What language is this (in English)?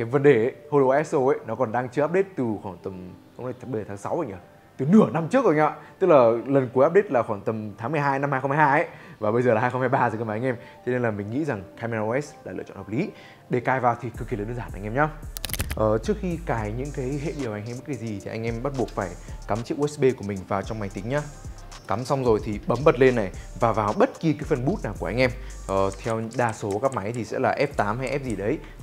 Vietnamese